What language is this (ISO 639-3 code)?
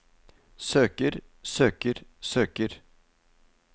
nor